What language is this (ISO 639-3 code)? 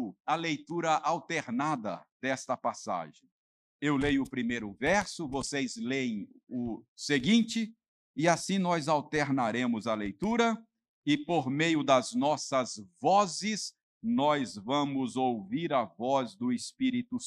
por